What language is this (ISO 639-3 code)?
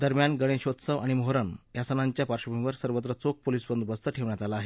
mar